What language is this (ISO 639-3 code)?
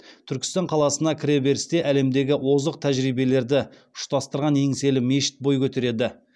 kaz